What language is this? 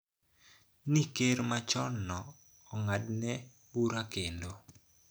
Luo (Kenya and Tanzania)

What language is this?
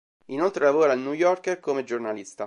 Italian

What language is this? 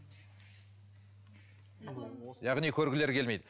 Kazakh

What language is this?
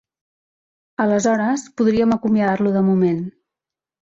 Catalan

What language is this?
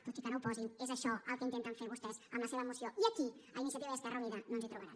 Catalan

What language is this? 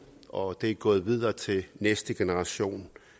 Danish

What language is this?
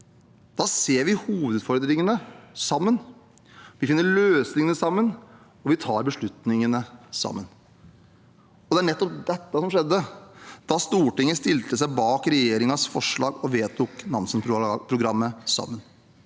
Norwegian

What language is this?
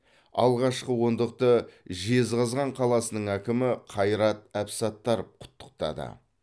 Kazakh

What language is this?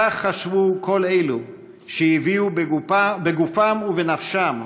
Hebrew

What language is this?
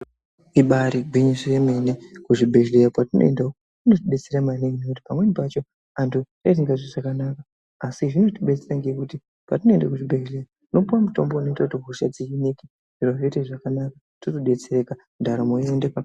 Ndau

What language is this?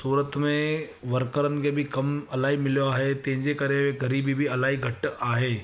Sindhi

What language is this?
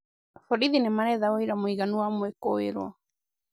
Kikuyu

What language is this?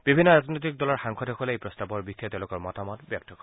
Assamese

